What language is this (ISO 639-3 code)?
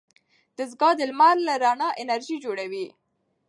pus